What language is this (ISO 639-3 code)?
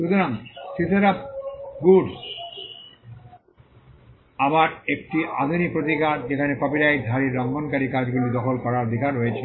ben